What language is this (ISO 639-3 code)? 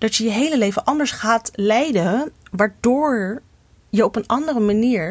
nld